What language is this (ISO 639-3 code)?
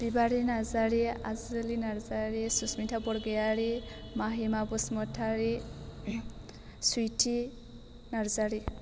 brx